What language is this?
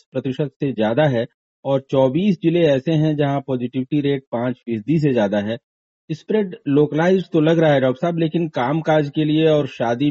Hindi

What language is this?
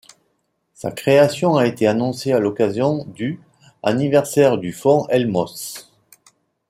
French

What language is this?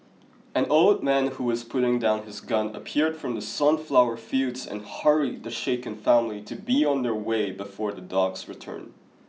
English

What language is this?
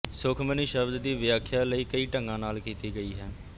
Punjabi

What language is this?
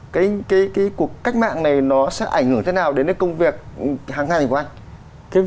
Vietnamese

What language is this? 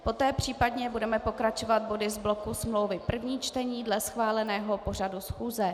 Czech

